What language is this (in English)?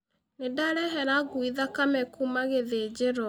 Kikuyu